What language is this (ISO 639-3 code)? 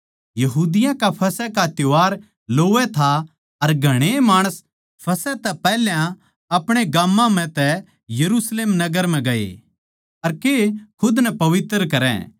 bgc